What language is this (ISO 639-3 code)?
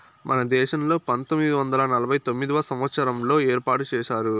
tel